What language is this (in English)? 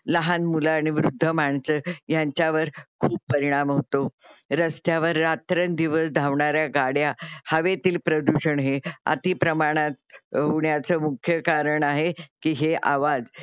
Marathi